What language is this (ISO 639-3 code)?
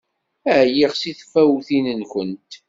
kab